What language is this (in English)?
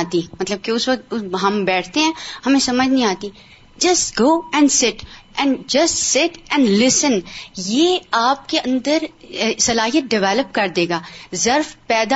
Urdu